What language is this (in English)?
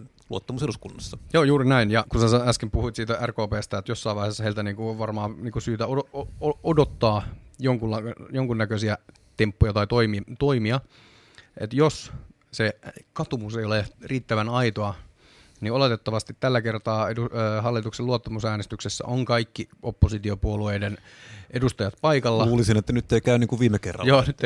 Finnish